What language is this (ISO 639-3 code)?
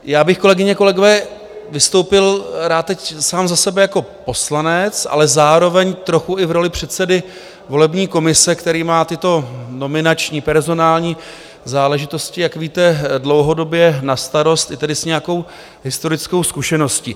ces